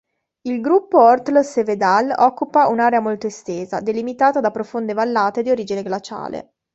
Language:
Italian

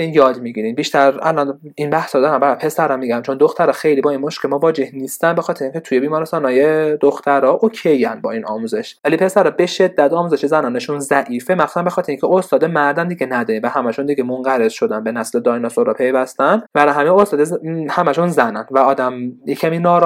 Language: Persian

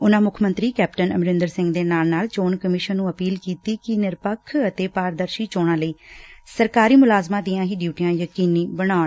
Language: Punjabi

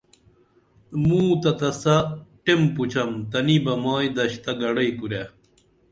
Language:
Dameli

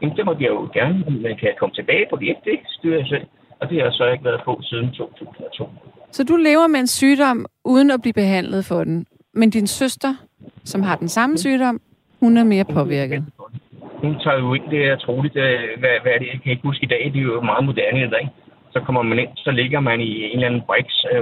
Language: Danish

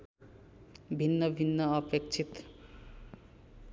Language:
Nepali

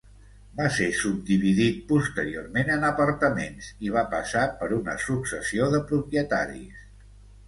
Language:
Catalan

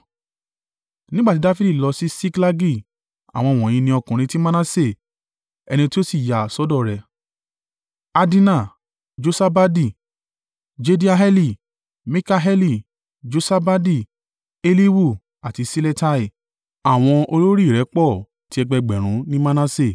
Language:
Yoruba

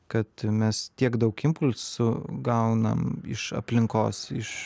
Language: Lithuanian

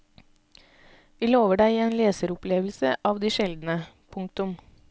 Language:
Norwegian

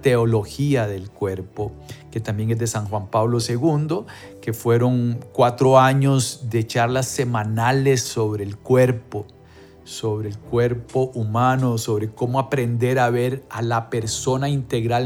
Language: Spanish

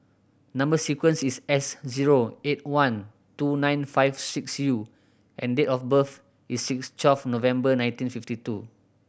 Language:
English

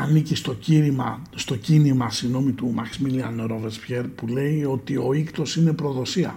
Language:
Greek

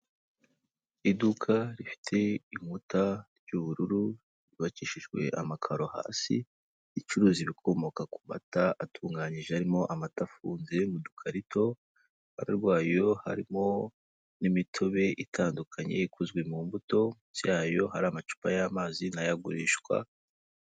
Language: Kinyarwanda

